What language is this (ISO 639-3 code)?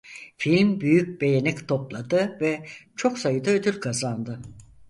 tur